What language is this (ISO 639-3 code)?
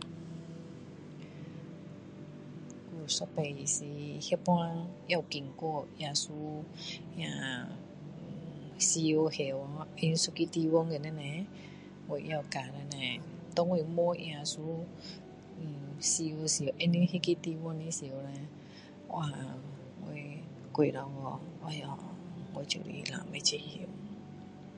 cdo